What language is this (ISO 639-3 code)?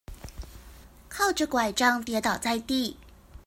zho